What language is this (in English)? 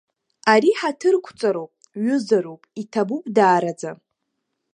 Abkhazian